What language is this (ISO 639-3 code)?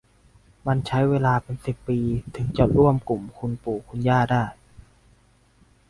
tha